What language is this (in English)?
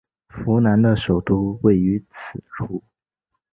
Chinese